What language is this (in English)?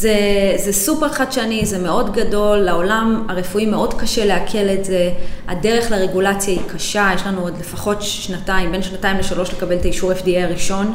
Hebrew